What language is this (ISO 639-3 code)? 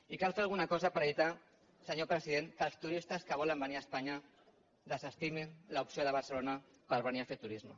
cat